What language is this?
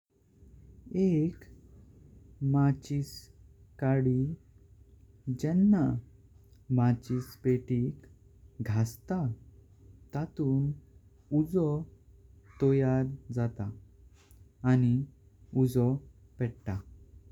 Konkani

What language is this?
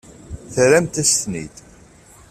Kabyle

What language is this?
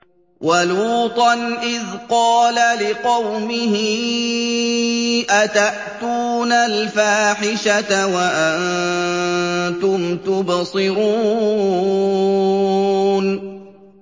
Arabic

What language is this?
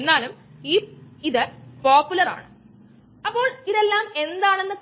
Malayalam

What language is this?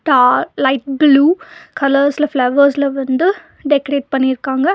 Tamil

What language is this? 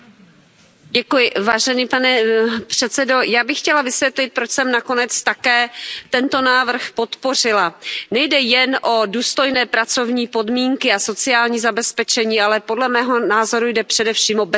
Czech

